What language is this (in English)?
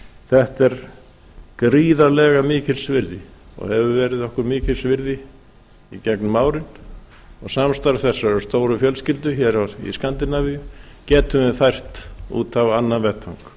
Icelandic